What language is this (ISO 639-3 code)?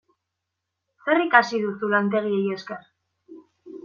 eus